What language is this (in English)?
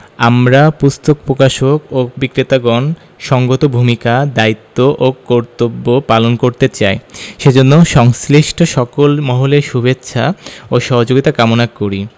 Bangla